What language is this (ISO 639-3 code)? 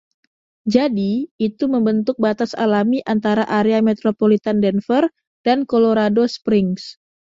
ind